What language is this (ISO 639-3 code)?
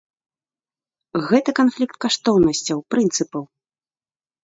bel